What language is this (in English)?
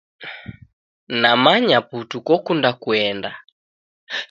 Taita